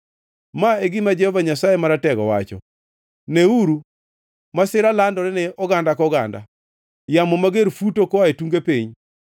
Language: Luo (Kenya and Tanzania)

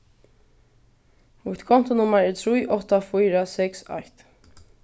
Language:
Faroese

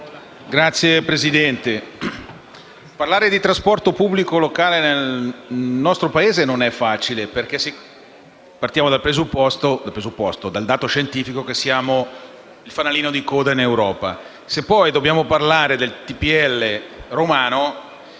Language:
Italian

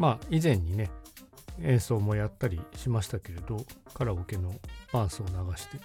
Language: Japanese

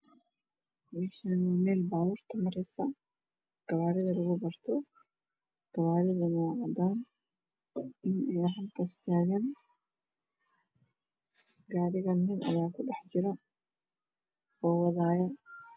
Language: Somali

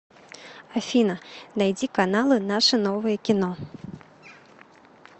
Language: Russian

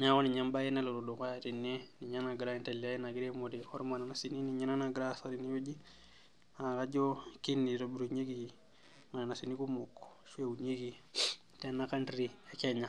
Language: Masai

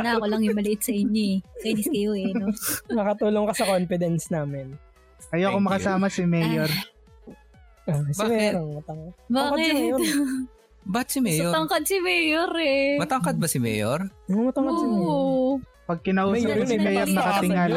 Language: Filipino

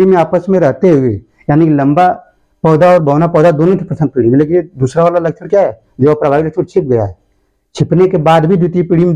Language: Hindi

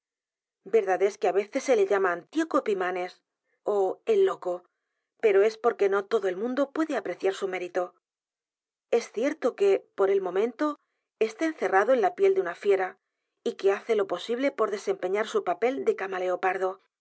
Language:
Spanish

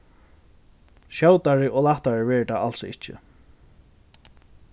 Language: Faroese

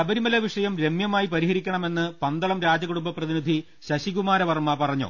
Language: Malayalam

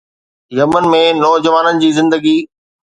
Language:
Sindhi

